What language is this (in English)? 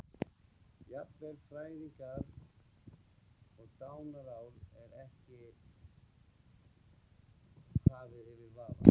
Icelandic